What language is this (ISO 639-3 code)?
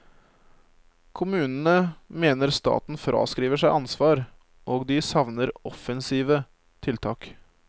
nor